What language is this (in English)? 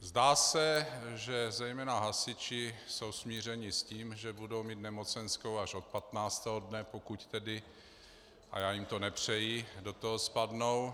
Czech